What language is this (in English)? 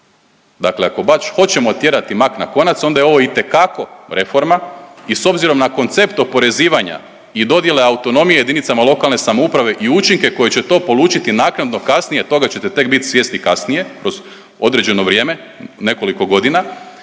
Croatian